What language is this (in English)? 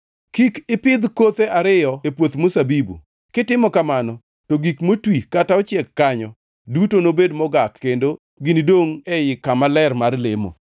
Luo (Kenya and Tanzania)